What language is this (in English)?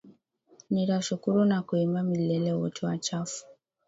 Swahili